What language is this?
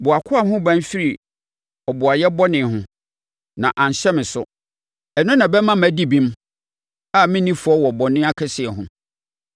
Akan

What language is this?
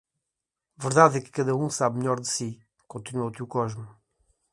Portuguese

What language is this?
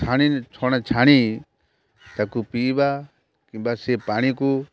Odia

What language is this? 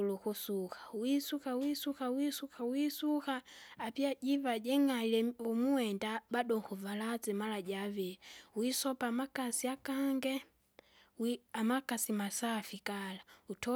Kinga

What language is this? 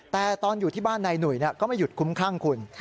Thai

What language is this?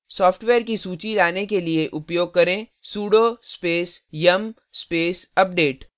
Hindi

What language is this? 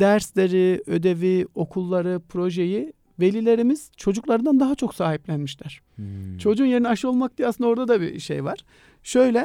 Turkish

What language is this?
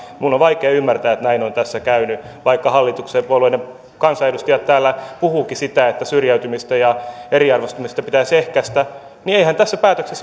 Finnish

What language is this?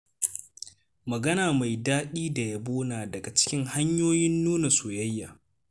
Hausa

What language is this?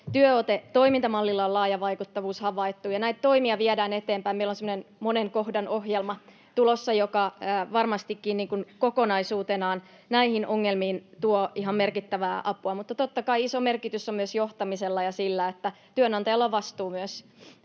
Finnish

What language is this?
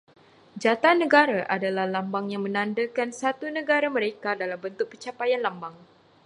Malay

